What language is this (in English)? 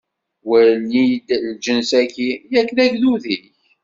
Kabyle